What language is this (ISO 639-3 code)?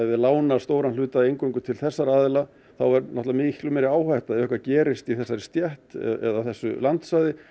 isl